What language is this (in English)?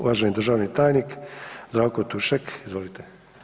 Croatian